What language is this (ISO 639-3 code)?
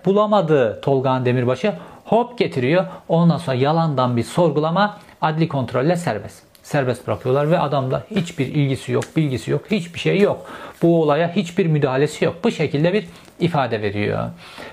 tur